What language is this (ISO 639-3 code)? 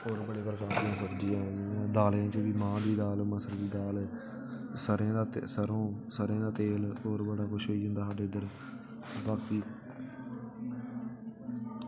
doi